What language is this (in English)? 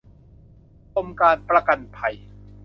Thai